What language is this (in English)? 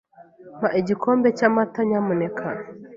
Kinyarwanda